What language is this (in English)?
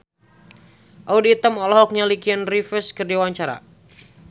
Sundanese